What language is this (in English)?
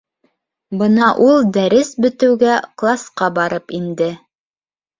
Bashkir